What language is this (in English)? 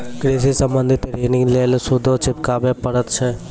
Maithili